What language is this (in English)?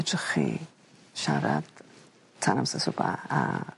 Welsh